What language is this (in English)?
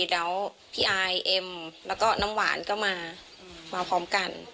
Thai